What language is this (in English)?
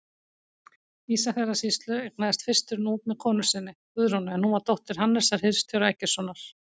Icelandic